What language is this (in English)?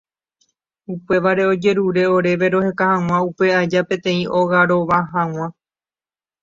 Guarani